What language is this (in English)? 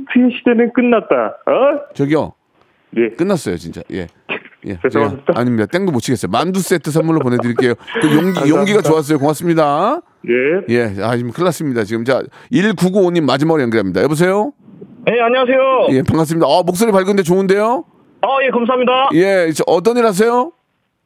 Korean